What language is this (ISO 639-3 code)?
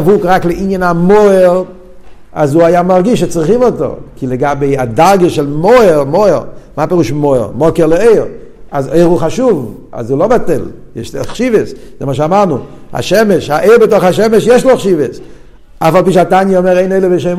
heb